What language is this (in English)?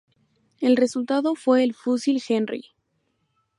Spanish